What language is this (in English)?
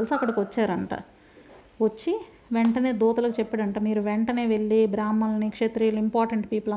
Telugu